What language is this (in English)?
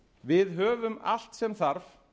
Icelandic